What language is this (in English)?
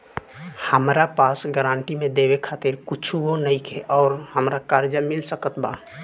Bhojpuri